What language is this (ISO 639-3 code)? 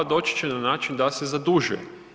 hrv